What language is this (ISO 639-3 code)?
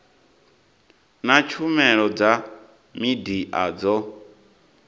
ven